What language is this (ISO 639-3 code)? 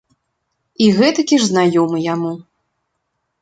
bel